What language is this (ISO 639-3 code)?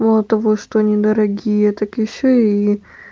rus